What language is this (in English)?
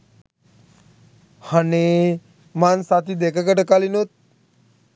Sinhala